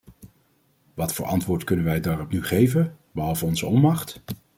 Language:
Dutch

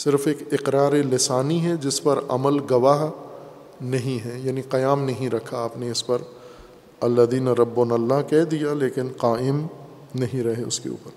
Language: Urdu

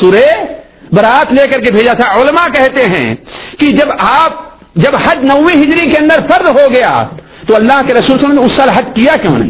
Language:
Urdu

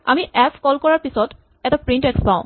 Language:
Assamese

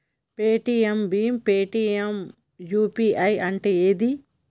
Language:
Telugu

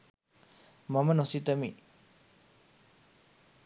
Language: Sinhala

